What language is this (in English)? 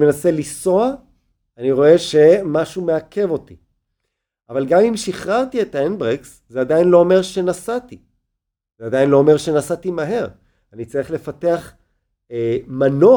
Hebrew